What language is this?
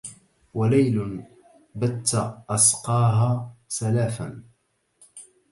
Arabic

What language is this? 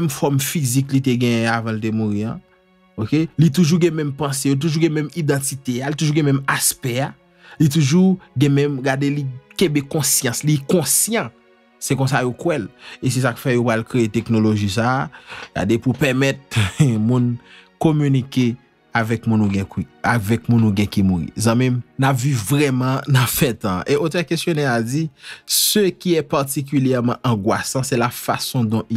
French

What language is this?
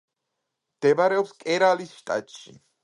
Georgian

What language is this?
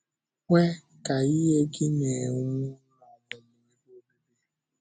Igbo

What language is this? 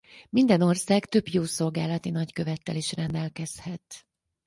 Hungarian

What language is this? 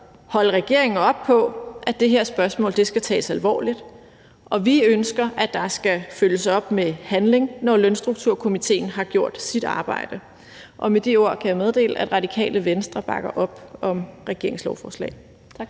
Danish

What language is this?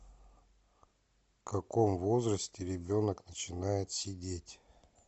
Russian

